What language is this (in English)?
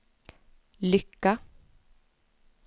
Swedish